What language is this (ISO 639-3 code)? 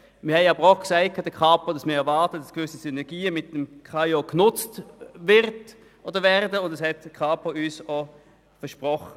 gsw